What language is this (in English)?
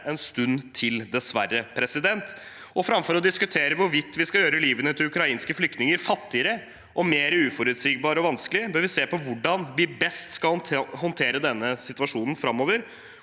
Norwegian